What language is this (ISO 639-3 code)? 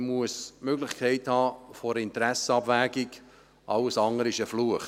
gsw